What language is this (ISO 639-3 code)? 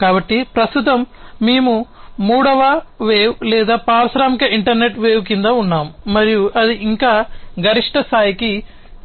tel